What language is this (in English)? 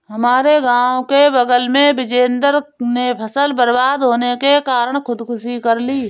Hindi